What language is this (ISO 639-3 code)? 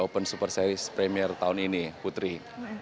ind